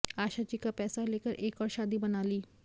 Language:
Hindi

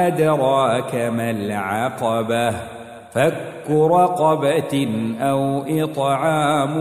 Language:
Arabic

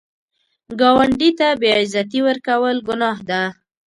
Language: Pashto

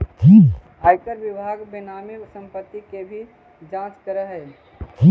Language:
Magahi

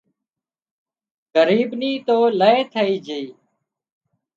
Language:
Wadiyara Koli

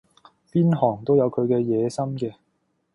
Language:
Cantonese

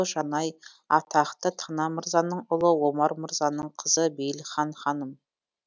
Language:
Kazakh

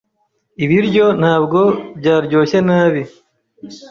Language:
Kinyarwanda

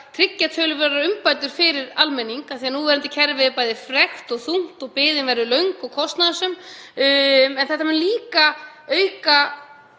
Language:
Icelandic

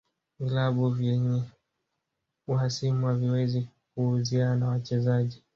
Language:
Swahili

